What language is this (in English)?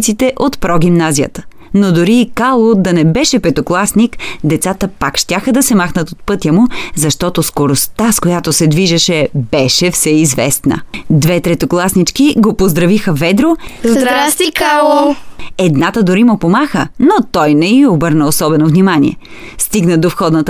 Bulgarian